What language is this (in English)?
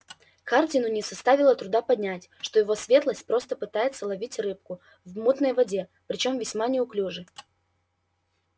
Russian